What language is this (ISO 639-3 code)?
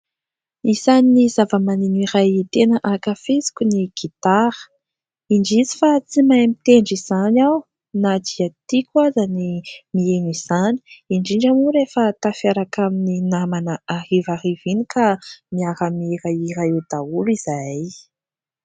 mlg